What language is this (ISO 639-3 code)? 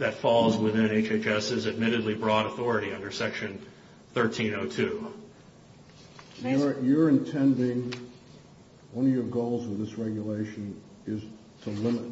eng